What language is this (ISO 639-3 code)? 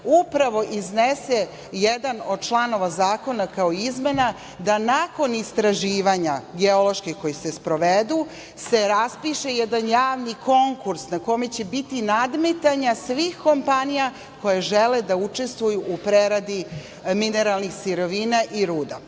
srp